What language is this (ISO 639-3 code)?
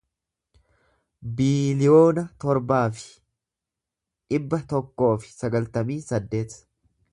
orm